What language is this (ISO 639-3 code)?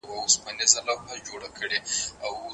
pus